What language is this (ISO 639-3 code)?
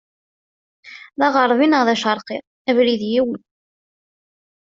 kab